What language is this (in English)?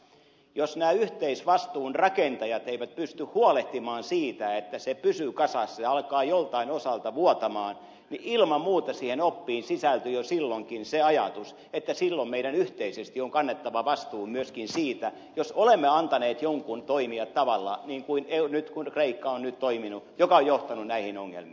Finnish